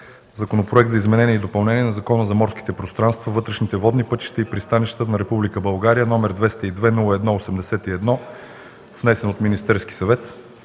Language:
Bulgarian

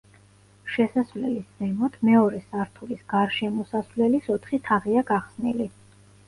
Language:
Georgian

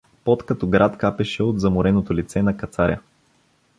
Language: Bulgarian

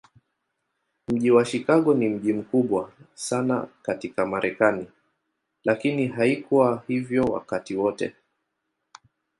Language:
Swahili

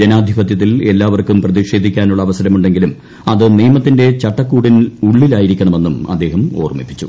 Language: Malayalam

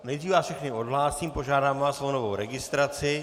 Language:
Czech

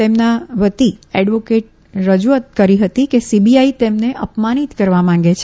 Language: Gujarati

